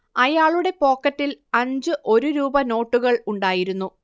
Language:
Malayalam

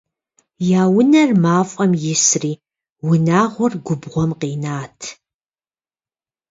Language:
Kabardian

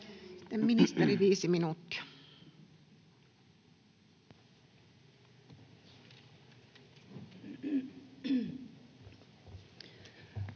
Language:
Finnish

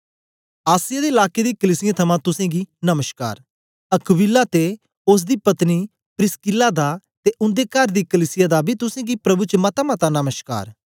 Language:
Dogri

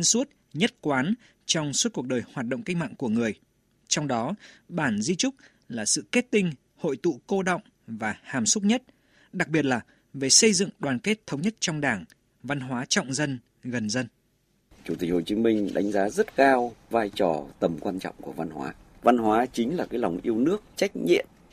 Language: Vietnamese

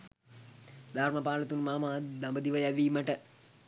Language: Sinhala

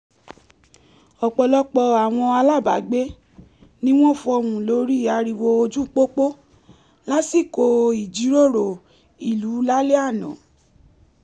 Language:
Yoruba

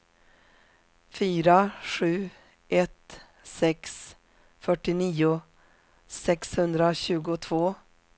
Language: Swedish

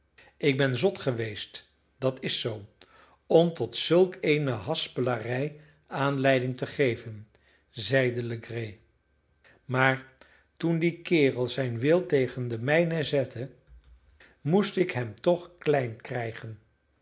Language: Dutch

